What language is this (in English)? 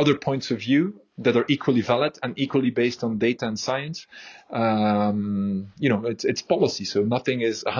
English